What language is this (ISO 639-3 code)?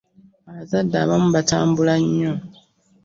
lug